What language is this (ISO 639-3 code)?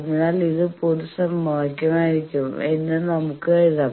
mal